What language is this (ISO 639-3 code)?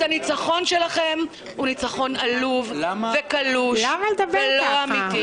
heb